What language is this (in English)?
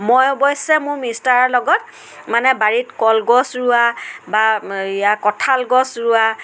Assamese